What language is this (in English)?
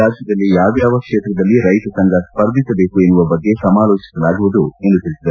Kannada